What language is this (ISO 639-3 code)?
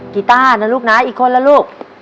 tha